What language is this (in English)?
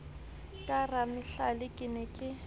Southern Sotho